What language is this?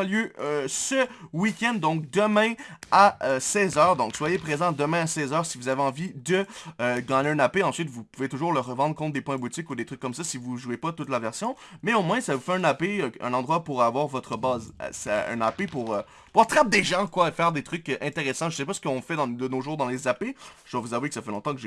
French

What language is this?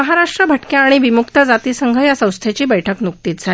Marathi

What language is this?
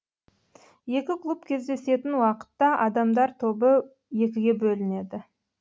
Kazakh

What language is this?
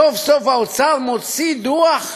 Hebrew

